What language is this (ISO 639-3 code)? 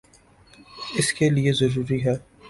urd